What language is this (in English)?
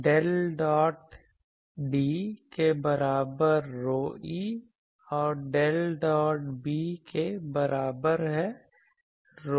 Hindi